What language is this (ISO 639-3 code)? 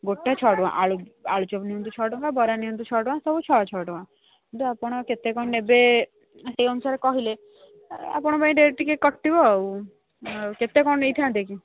ori